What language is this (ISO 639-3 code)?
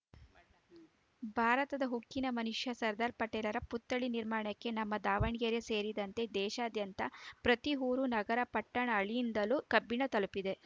kan